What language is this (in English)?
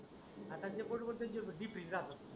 Marathi